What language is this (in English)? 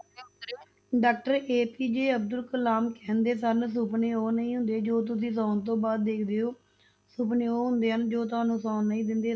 Punjabi